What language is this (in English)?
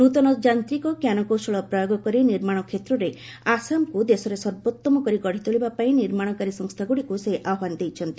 Odia